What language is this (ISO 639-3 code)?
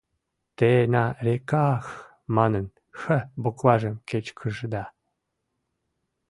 chm